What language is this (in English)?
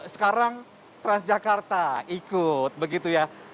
Indonesian